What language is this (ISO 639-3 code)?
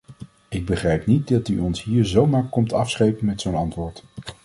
nld